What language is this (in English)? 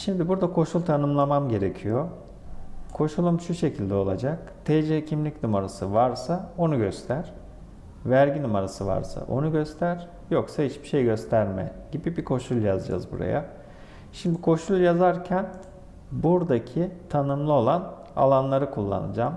Turkish